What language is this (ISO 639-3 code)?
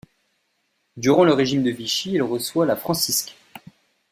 fra